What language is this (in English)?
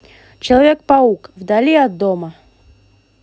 Russian